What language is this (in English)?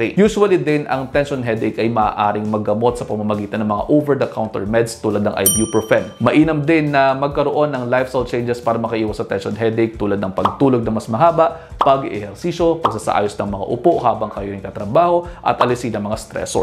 Filipino